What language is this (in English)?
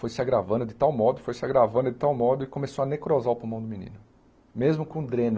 Portuguese